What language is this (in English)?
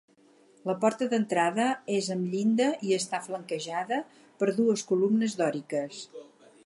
Catalan